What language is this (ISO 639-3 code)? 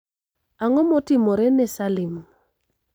luo